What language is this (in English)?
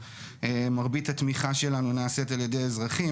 Hebrew